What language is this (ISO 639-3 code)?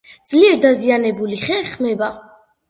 kat